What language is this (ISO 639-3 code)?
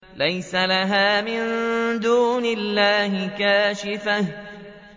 ara